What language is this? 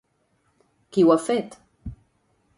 Catalan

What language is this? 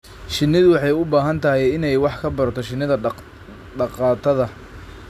Somali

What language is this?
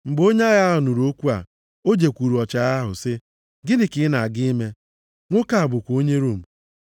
Igbo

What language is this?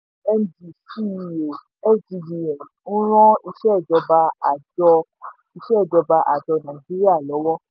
Yoruba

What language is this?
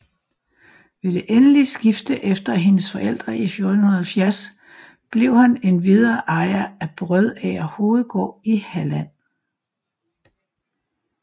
Danish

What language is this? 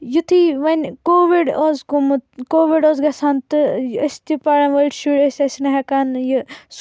Kashmiri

